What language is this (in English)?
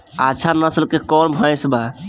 Bhojpuri